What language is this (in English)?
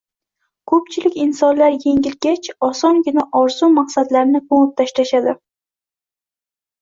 Uzbek